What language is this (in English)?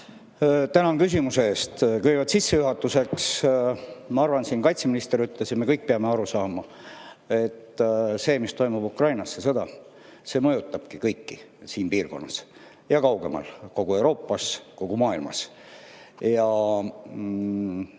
Estonian